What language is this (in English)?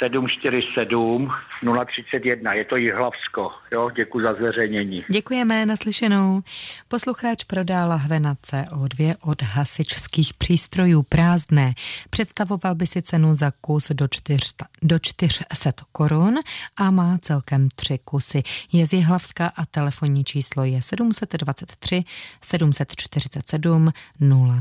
Czech